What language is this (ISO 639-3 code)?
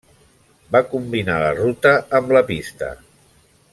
cat